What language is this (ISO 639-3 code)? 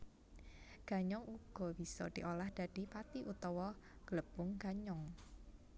jav